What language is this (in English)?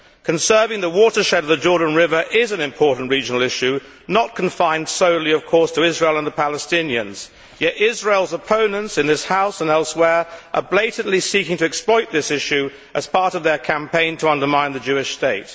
English